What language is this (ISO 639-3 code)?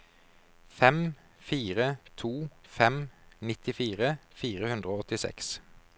nor